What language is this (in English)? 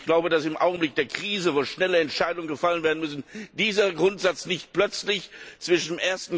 German